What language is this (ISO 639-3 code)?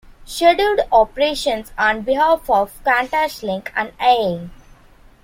eng